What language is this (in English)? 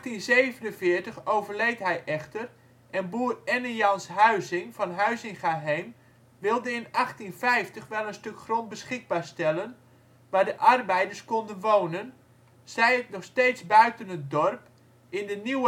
Dutch